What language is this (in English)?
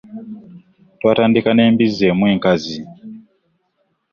Ganda